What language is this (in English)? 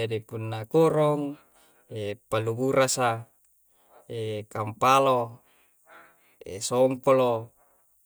Coastal Konjo